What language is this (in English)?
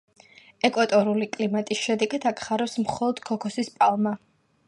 Georgian